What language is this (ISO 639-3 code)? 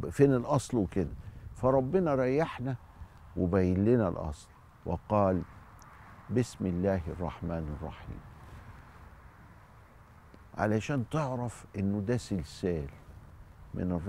ara